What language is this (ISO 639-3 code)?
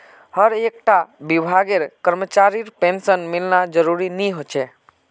mag